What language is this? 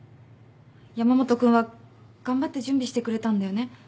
Japanese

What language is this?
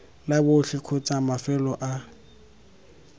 Tswana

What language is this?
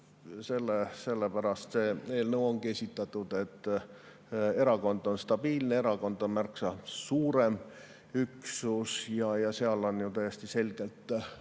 Estonian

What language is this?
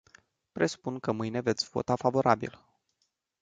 Romanian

